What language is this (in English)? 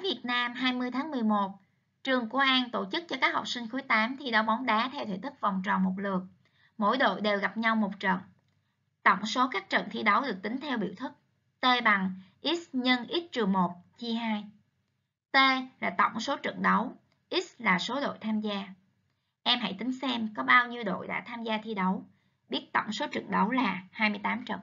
Vietnamese